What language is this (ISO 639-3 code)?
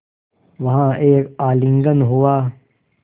hin